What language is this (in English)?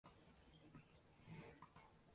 Uzbek